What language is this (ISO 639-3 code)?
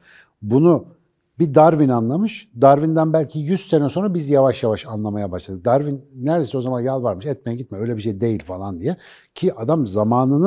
tur